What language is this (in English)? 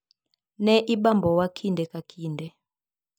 Luo (Kenya and Tanzania)